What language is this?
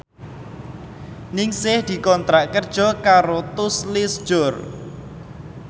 Javanese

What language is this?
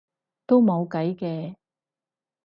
Cantonese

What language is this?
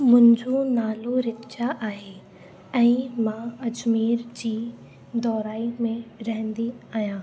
Sindhi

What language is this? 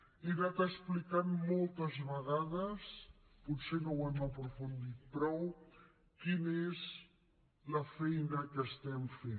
Catalan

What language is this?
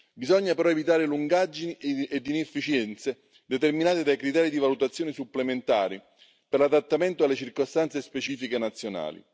Italian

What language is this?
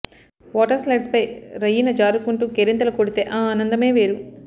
Telugu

